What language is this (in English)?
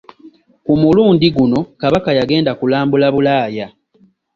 Ganda